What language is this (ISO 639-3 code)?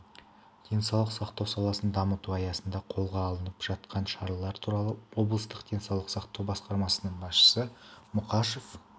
kaz